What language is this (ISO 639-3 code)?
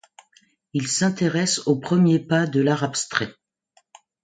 fra